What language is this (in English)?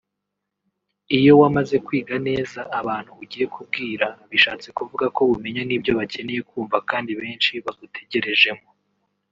Kinyarwanda